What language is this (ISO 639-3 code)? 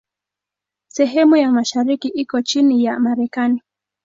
swa